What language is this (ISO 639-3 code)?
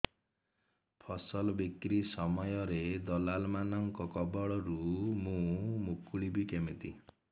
ori